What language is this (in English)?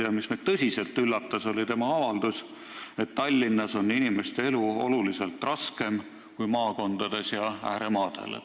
Estonian